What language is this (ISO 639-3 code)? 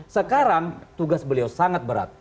ind